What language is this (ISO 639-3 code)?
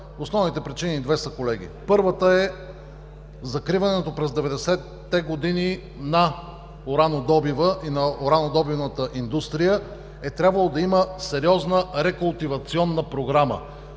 bul